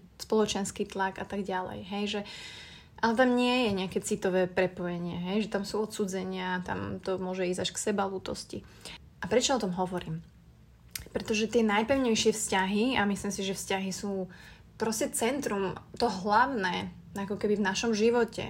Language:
Slovak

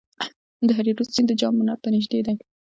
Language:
Pashto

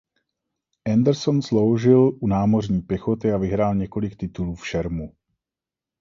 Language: Czech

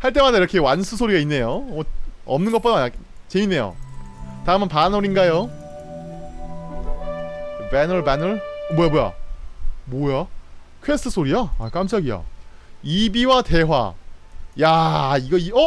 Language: Korean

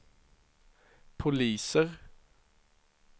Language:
Swedish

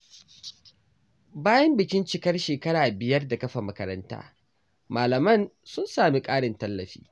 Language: Hausa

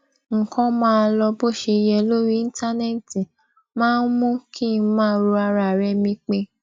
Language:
Yoruba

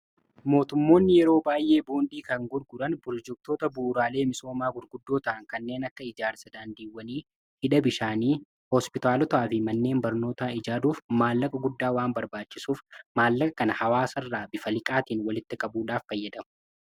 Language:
Oromo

